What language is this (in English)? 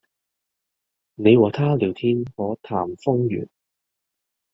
Cantonese